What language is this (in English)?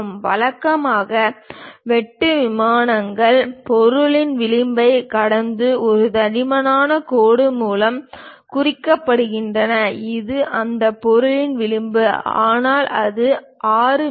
Tamil